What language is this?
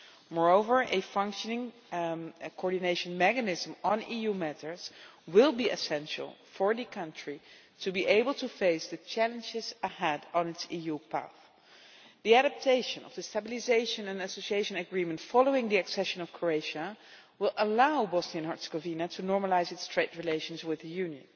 English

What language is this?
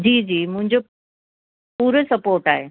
Sindhi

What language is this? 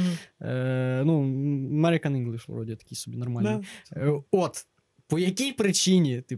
Ukrainian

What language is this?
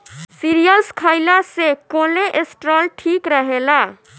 Bhojpuri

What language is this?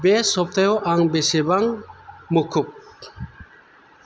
Bodo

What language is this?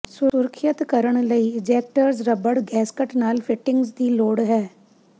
Punjabi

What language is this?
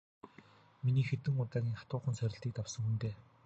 Mongolian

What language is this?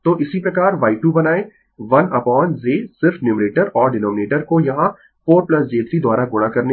Hindi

